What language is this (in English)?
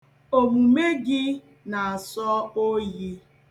Igbo